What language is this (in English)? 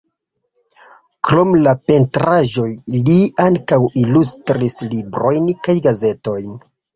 Esperanto